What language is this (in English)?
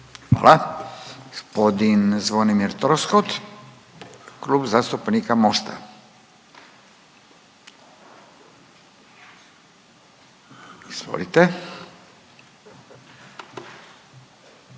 Croatian